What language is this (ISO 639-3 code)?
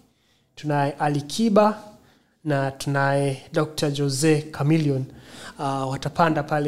swa